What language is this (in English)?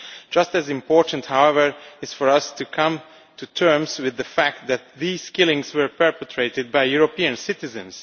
English